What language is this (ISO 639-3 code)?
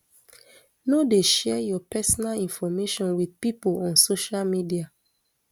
pcm